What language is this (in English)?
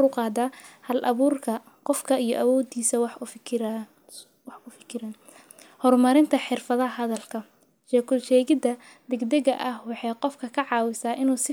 Somali